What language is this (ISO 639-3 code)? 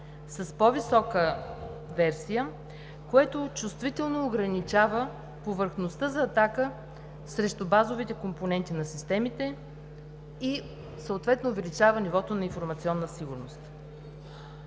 bul